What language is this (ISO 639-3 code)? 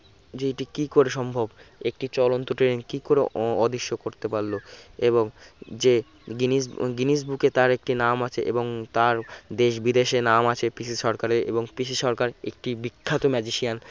ben